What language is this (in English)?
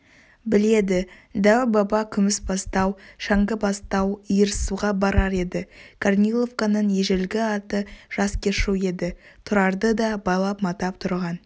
Kazakh